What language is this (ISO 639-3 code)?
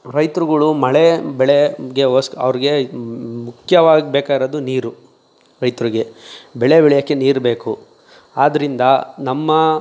kan